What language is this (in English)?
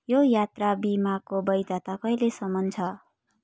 Nepali